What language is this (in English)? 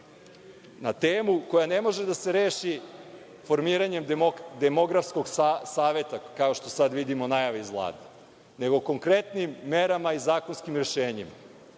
Serbian